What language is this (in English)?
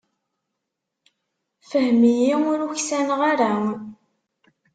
Kabyle